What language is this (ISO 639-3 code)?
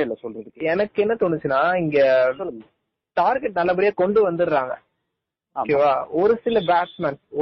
tam